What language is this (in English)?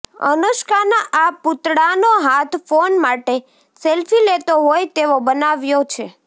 Gujarati